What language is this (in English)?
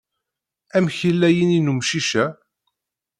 Kabyle